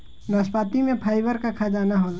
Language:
Bhojpuri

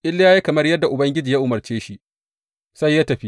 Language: Hausa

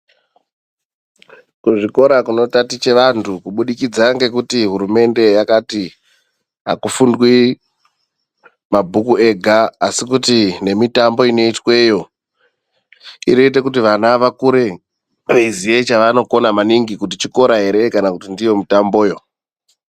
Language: Ndau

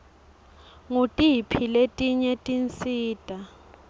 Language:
Swati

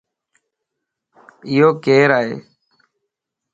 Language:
Lasi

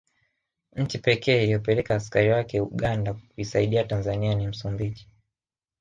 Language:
Swahili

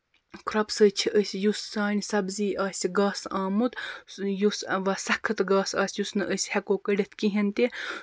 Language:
Kashmiri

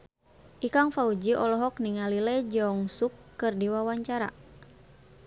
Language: Sundanese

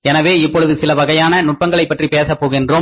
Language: Tamil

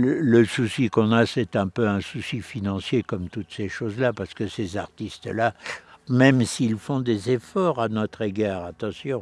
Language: French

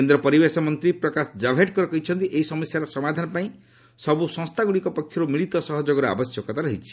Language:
Odia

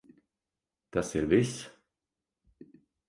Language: Latvian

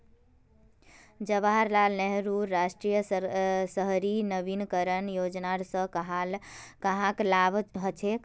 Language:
Magahi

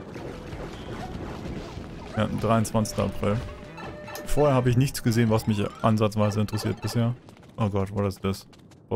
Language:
German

